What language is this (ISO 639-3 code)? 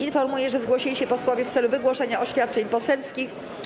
pol